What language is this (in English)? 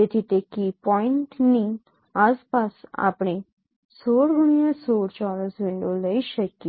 Gujarati